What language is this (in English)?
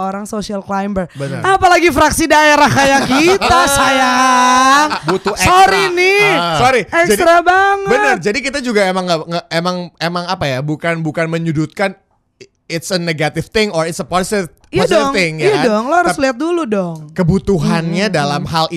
Indonesian